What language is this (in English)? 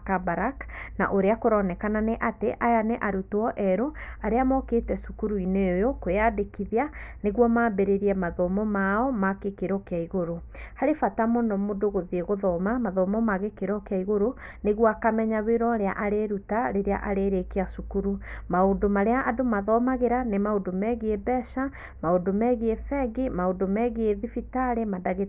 Kikuyu